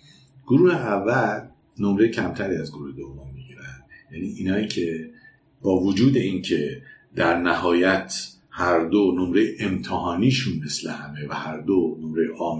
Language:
Persian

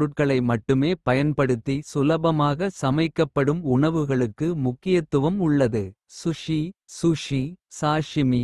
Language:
Kota (India)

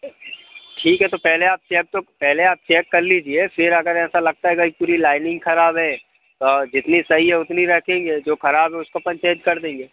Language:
Hindi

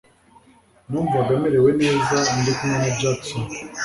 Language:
Kinyarwanda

